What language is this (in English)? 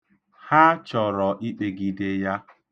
Igbo